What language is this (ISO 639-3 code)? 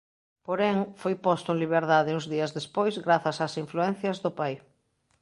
glg